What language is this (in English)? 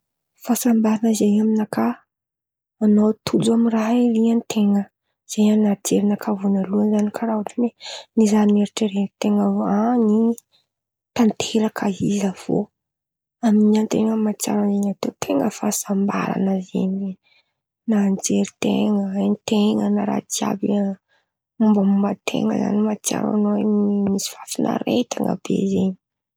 Antankarana Malagasy